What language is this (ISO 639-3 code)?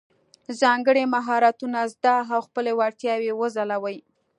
pus